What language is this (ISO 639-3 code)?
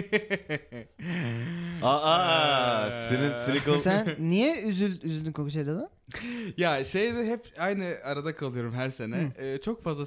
tur